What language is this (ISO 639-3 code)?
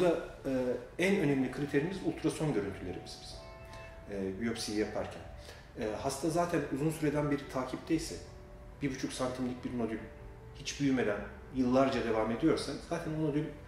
tur